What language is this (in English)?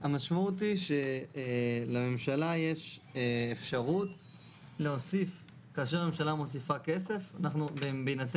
Hebrew